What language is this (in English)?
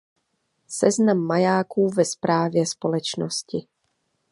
Czech